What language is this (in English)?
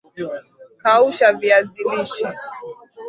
Swahili